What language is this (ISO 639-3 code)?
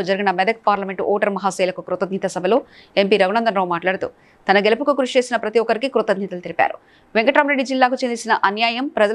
tel